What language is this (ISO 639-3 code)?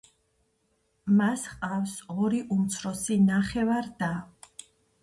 kat